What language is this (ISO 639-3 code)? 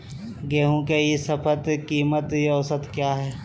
mag